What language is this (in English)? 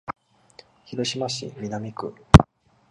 Japanese